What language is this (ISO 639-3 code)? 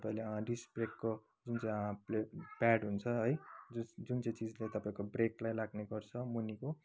nep